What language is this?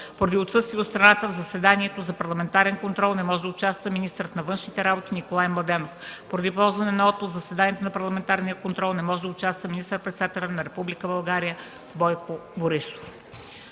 Bulgarian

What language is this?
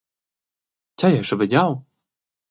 Romansh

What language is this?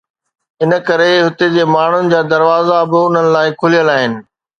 Sindhi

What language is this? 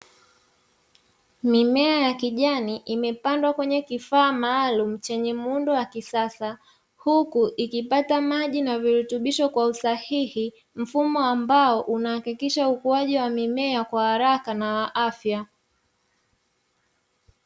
Swahili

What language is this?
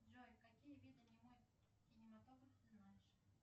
Russian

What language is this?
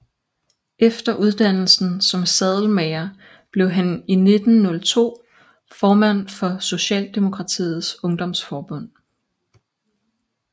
Danish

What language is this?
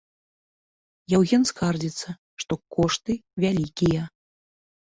Belarusian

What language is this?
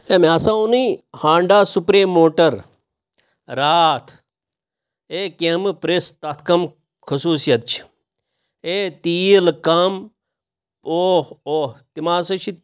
Kashmiri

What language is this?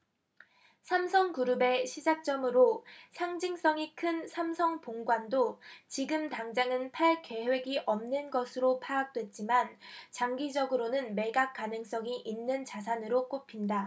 Korean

